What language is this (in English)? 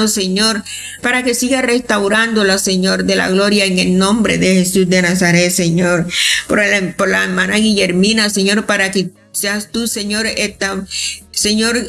Spanish